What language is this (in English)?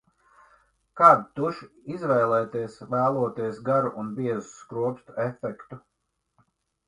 Latvian